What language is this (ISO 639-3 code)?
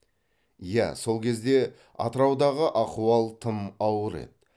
kaz